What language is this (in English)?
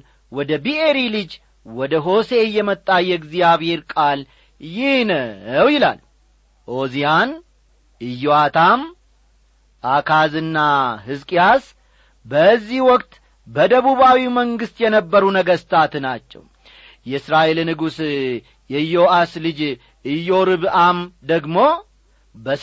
Amharic